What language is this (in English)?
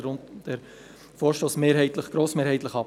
Swiss German